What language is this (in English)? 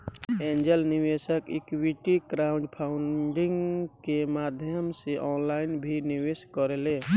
Bhojpuri